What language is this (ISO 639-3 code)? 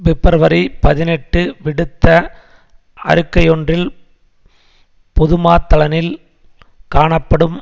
tam